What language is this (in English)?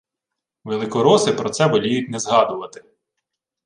Ukrainian